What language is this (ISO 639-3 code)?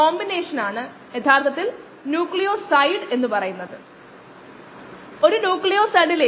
mal